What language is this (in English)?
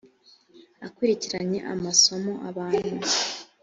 Kinyarwanda